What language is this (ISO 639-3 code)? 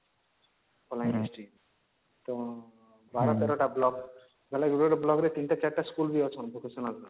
ori